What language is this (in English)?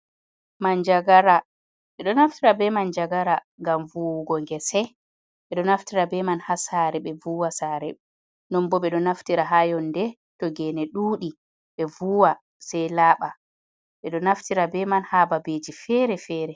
Fula